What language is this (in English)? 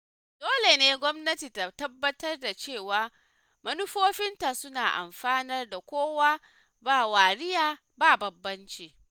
Hausa